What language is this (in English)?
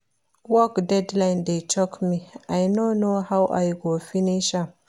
Nigerian Pidgin